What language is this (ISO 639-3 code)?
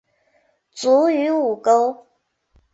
zho